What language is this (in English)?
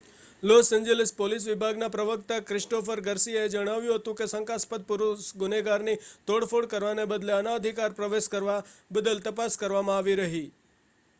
Gujarati